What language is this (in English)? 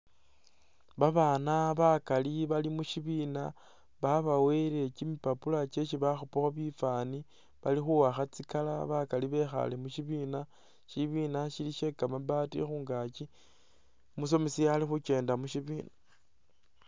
Masaaba